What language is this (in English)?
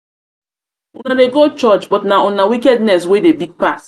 Nigerian Pidgin